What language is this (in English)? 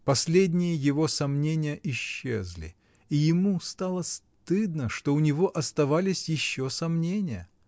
Russian